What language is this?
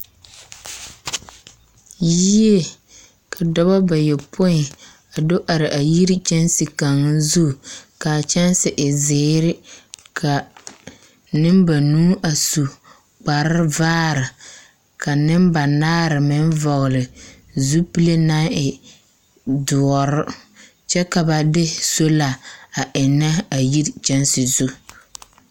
Southern Dagaare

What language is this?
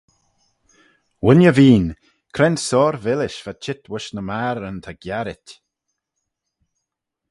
Manx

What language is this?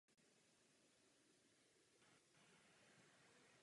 Czech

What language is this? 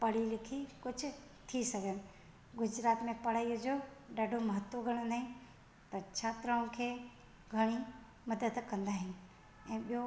Sindhi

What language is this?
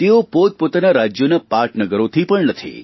Gujarati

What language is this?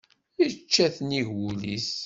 Kabyle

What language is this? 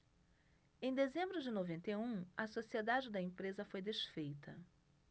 Portuguese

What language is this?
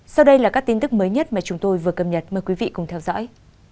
Vietnamese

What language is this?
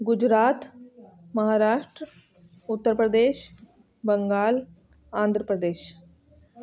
Sindhi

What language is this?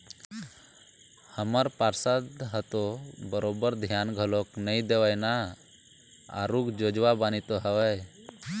Chhattisgarhi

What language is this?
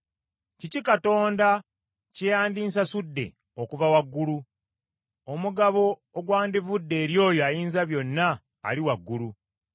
Ganda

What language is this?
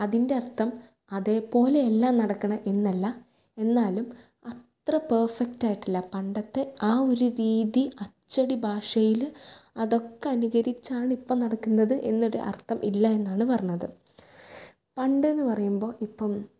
Malayalam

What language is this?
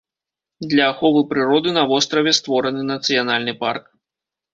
Belarusian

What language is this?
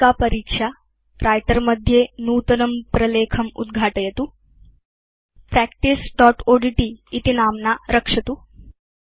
Sanskrit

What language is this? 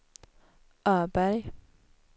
Swedish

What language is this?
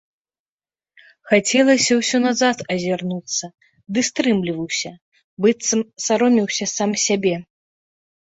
Belarusian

